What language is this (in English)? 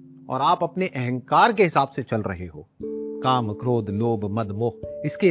Hindi